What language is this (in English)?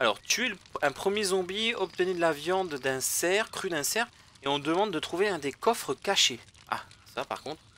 French